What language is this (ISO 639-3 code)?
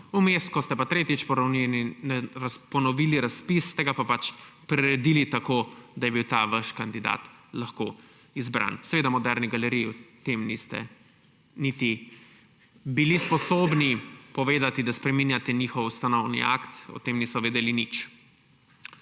slv